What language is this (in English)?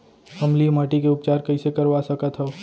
Chhattisgarhi